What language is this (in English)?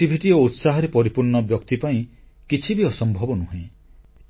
Odia